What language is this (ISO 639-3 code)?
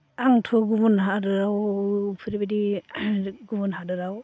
brx